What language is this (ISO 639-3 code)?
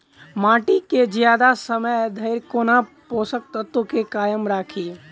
mai